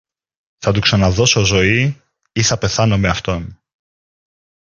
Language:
Greek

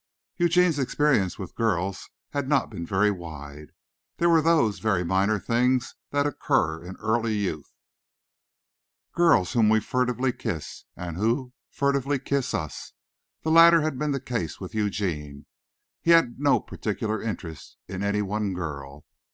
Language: English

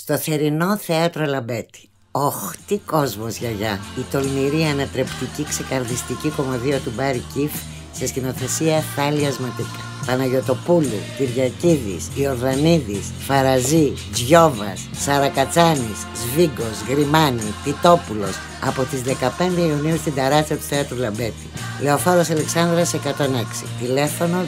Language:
Greek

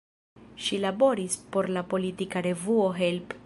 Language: Esperanto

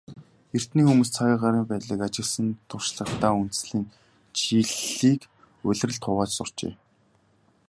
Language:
Mongolian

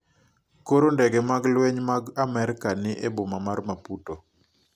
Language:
Luo (Kenya and Tanzania)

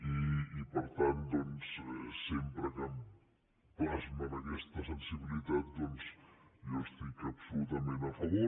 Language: Catalan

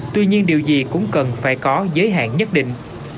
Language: Vietnamese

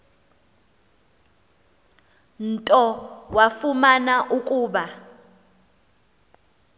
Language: Xhosa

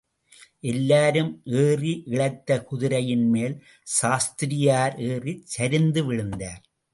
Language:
Tamil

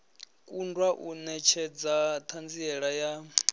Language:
Venda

